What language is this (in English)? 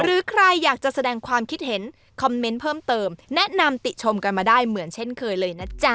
Thai